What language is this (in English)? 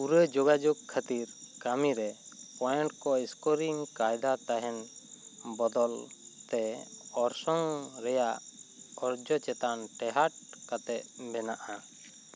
Santali